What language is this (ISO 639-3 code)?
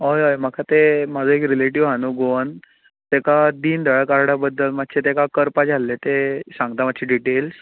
kok